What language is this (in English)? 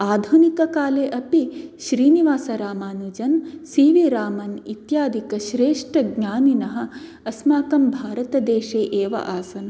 Sanskrit